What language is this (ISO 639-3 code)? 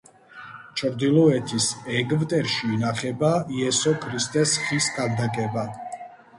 kat